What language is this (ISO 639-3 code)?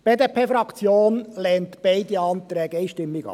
gsw